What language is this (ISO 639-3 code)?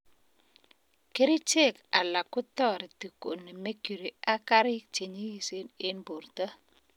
kln